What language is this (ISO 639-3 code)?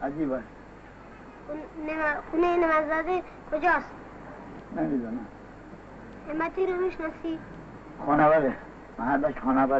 fas